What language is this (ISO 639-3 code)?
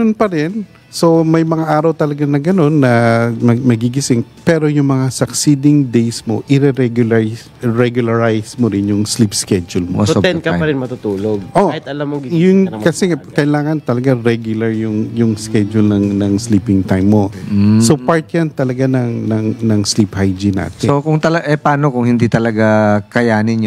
fil